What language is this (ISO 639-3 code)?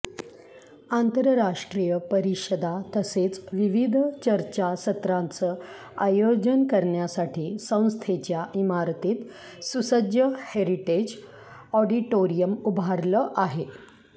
mar